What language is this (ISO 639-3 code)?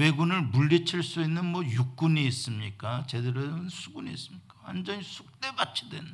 kor